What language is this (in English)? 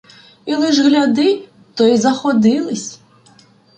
Ukrainian